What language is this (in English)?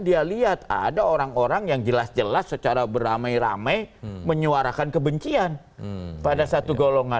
Indonesian